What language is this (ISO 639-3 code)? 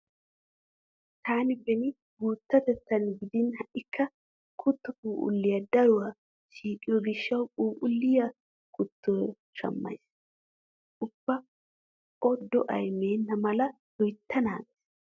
wal